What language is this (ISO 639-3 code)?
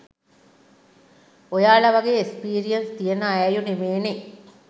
sin